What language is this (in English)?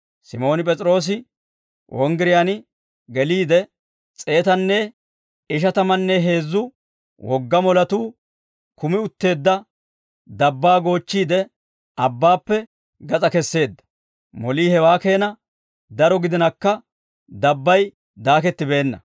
Dawro